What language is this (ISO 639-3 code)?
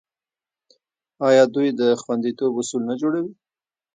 pus